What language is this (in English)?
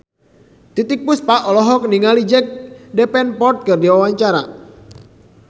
Sundanese